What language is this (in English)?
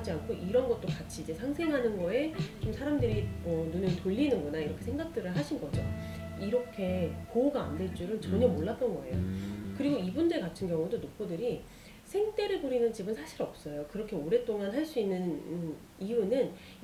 Korean